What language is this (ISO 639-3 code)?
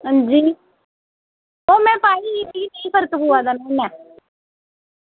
doi